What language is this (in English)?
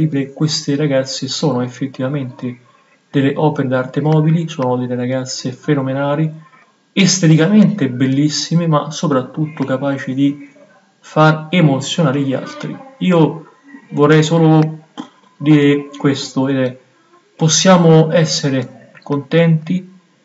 Italian